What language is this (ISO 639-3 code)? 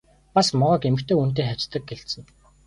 mon